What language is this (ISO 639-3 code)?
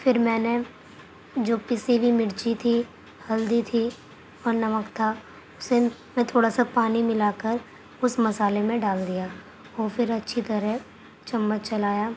urd